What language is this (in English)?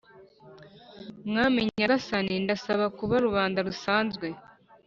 Kinyarwanda